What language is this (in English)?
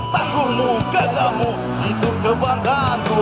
Indonesian